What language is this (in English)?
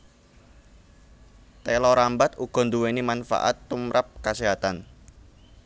Javanese